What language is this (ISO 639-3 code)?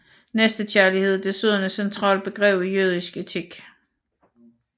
dan